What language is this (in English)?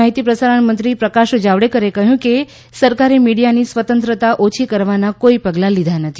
Gujarati